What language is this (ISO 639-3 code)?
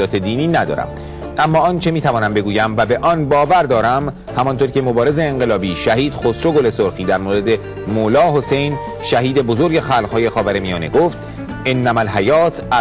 fas